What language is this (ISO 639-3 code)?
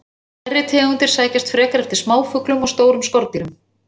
isl